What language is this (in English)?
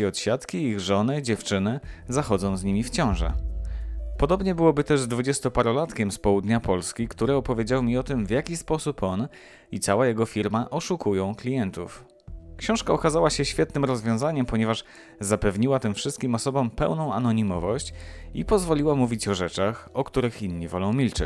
Polish